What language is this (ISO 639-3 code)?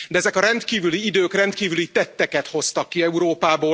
hun